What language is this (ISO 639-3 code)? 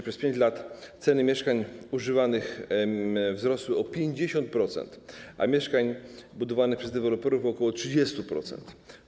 pol